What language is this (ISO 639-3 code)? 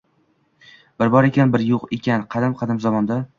uzb